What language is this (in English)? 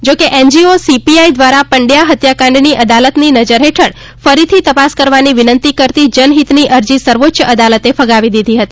Gujarati